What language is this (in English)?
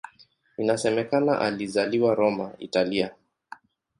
Swahili